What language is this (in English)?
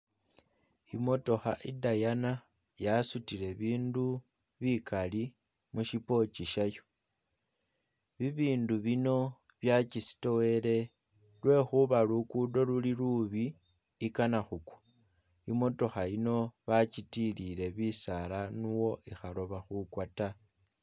Masaaba